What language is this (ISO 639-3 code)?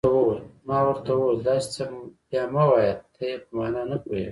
pus